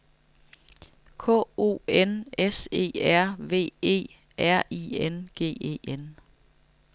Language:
Danish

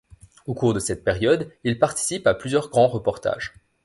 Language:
French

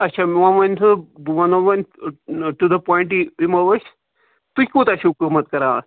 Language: Kashmiri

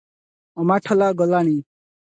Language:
Odia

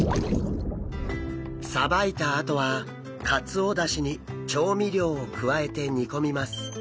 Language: Japanese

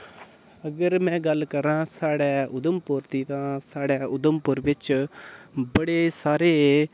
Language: Dogri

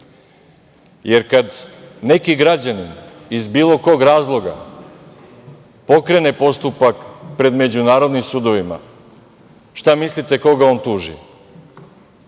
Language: Serbian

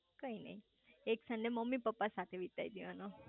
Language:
Gujarati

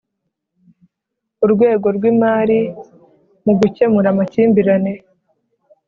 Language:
Kinyarwanda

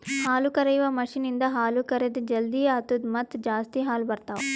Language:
Kannada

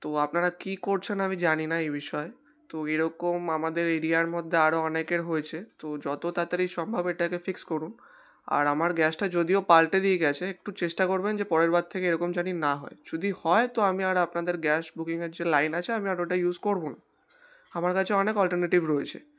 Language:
Bangla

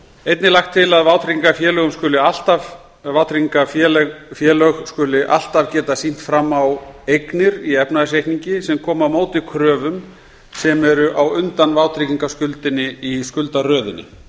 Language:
Icelandic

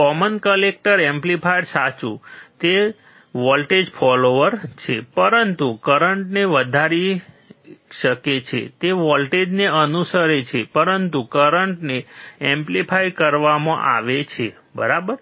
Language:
Gujarati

